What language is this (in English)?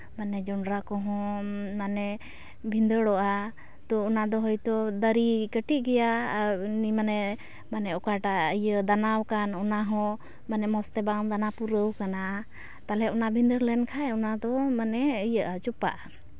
Santali